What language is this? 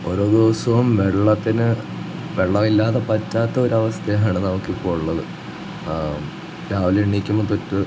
Malayalam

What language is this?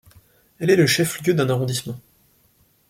French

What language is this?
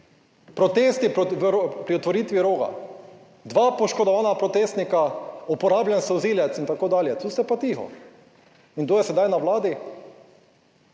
Slovenian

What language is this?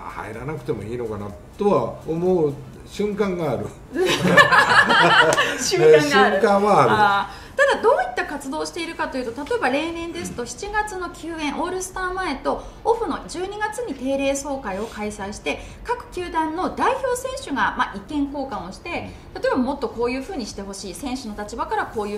Japanese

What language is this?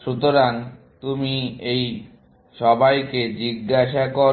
Bangla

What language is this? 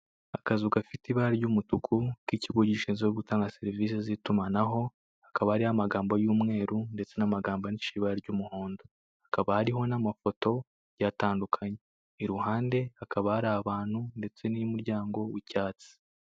Kinyarwanda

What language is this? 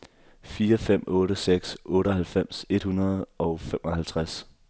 Danish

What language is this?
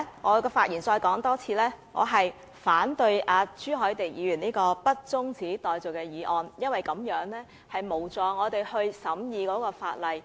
Cantonese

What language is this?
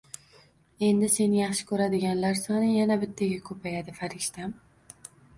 Uzbek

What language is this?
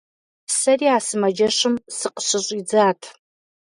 Kabardian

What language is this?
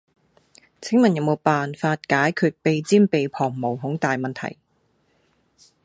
Cantonese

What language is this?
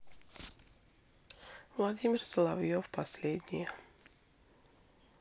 Russian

